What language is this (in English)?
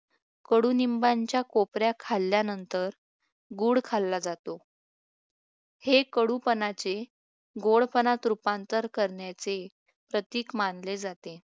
Marathi